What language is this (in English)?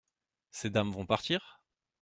French